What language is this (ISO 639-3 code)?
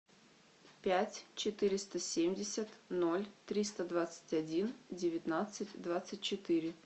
rus